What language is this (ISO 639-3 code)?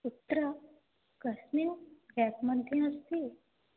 san